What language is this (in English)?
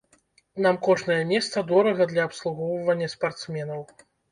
Belarusian